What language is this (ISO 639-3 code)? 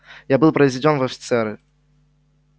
rus